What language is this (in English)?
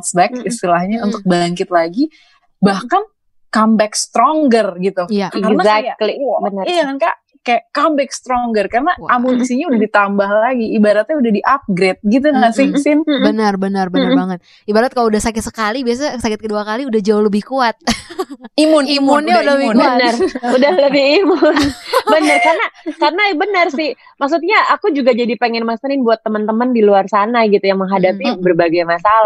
Indonesian